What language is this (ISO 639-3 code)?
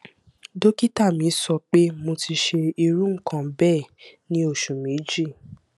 yor